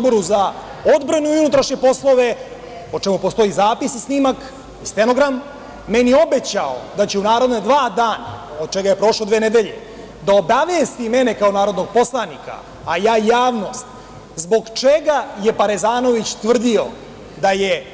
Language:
Serbian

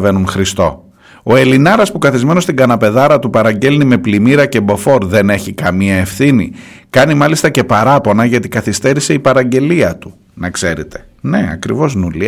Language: Greek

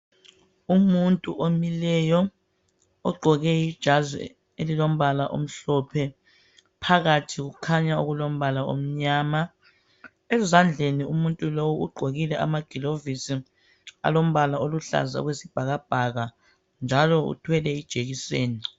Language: North Ndebele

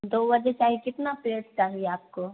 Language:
Hindi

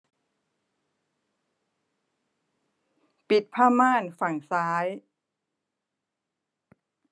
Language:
Thai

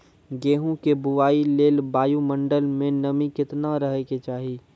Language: Maithili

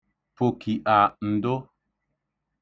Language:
Igbo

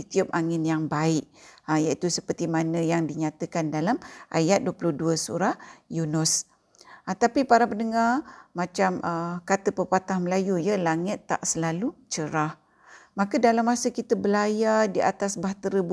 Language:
Malay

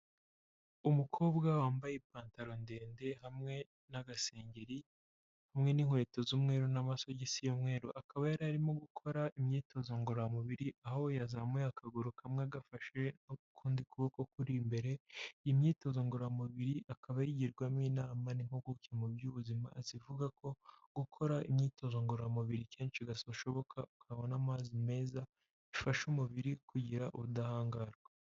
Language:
Kinyarwanda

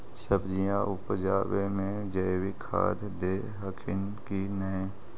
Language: Magahi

